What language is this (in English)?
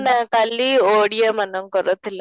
Odia